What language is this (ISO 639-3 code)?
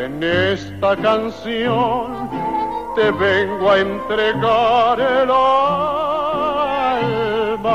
ron